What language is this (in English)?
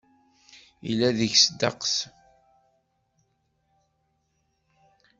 Kabyle